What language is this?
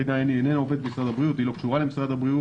Hebrew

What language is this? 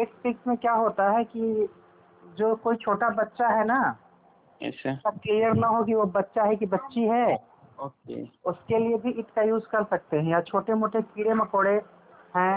Hindi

